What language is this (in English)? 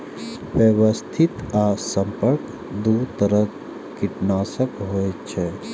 Maithili